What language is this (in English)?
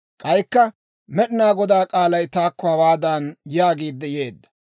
Dawro